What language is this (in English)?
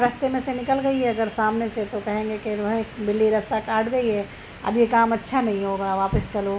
Urdu